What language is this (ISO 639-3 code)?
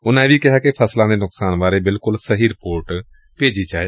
pan